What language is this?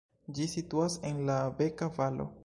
Esperanto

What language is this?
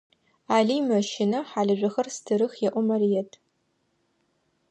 Adyghe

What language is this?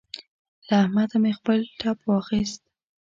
Pashto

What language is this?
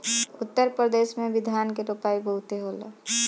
Bhojpuri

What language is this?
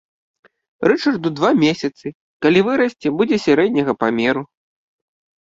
Belarusian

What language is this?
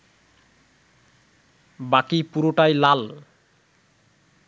Bangla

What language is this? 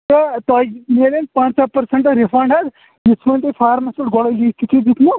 Kashmiri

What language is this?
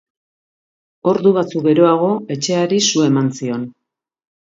Basque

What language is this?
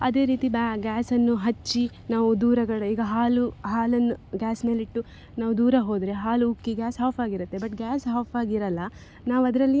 Kannada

